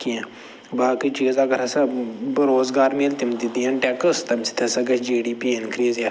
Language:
Kashmiri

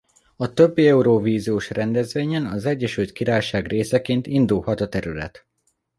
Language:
Hungarian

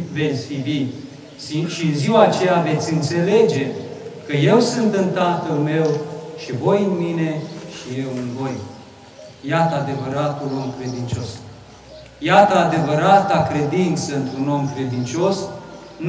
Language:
Romanian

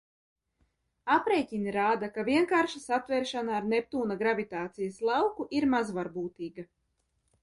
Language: Latvian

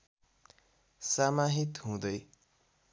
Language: Nepali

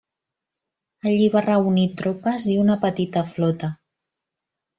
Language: Catalan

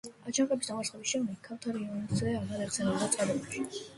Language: Georgian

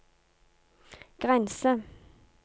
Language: Norwegian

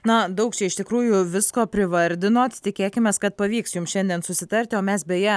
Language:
Lithuanian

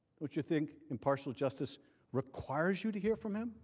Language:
English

